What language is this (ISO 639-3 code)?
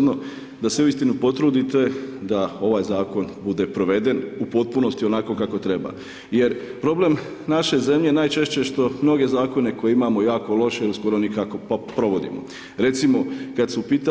hrv